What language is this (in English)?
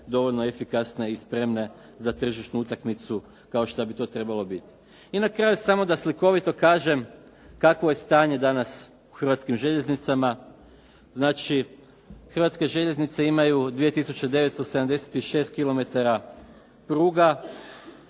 Croatian